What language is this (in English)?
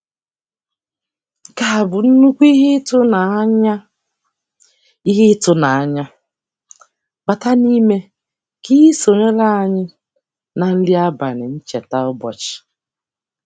Igbo